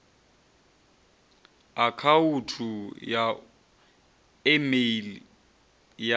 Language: Venda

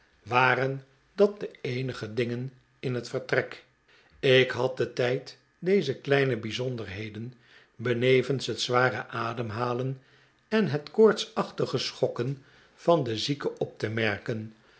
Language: Dutch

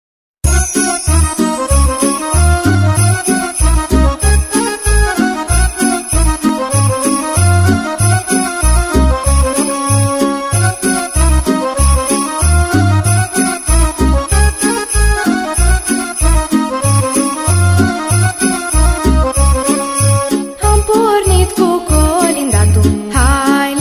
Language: Romanian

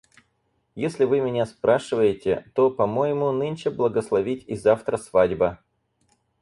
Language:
Russian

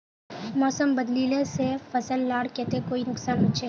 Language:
Magahi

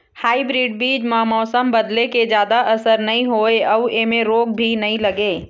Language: Chhattisgarhi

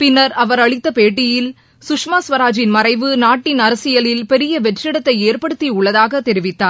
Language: Tamil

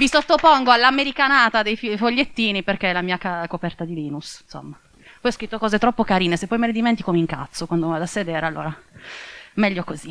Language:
Italian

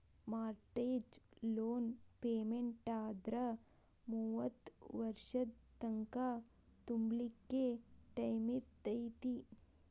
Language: Kannada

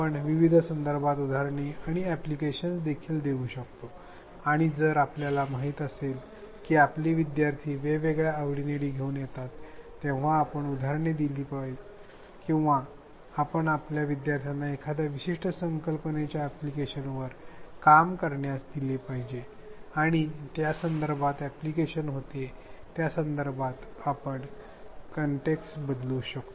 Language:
Marathi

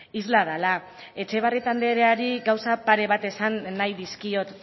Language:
Basque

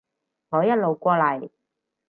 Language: Cantonese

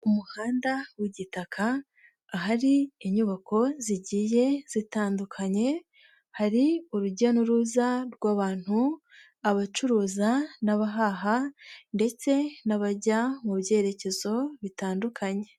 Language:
Kinyarwanda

